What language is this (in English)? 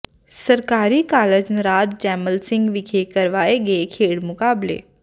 Punjabi